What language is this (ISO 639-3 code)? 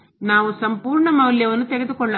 kan